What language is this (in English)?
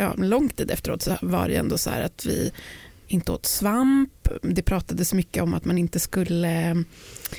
Swedish